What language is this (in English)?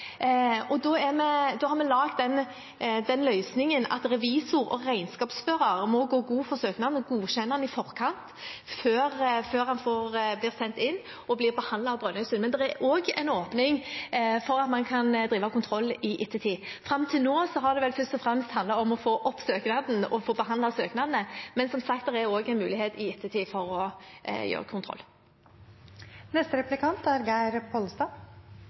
Norwegian